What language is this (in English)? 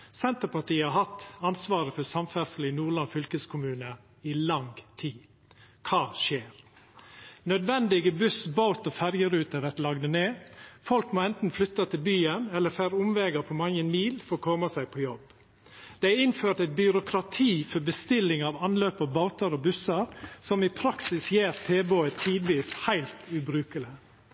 Norwegian Nynorsk